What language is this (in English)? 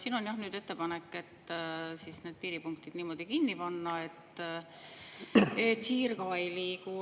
Estonian